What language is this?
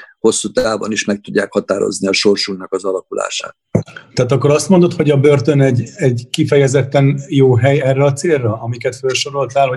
Hungarian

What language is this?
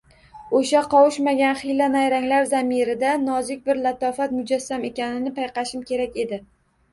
Uzbek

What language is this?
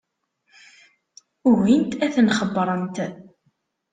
Kabyle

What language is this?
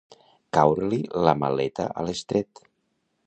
Catalan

